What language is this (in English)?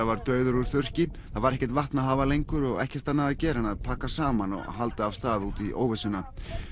Icelandic